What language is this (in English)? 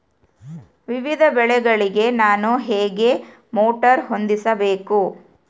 Kannada